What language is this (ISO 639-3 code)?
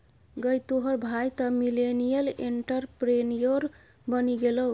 mai